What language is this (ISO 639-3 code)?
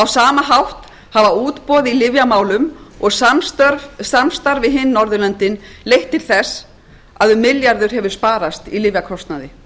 isl